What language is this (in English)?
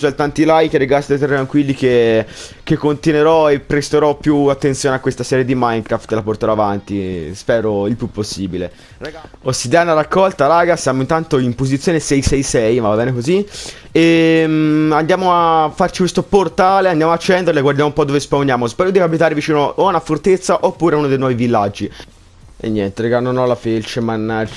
Italian